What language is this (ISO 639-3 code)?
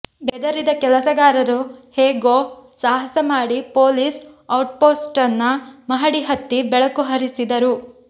kan